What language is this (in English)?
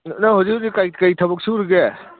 Manipuri